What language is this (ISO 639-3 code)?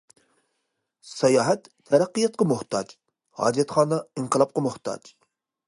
uig